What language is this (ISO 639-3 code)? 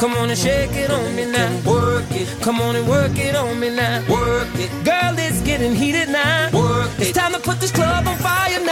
spa